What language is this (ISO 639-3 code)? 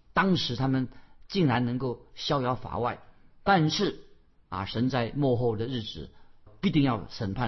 zho